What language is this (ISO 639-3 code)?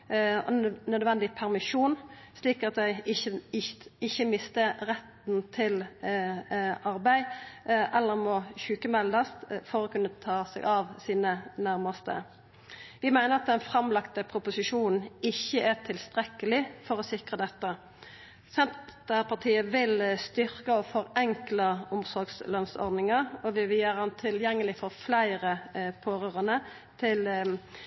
nno